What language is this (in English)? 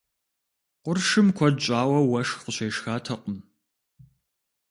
Kabardian